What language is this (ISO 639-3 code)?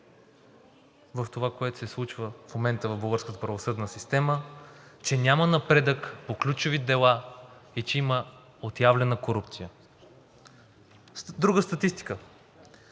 bul